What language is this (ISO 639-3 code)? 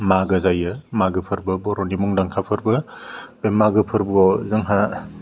brx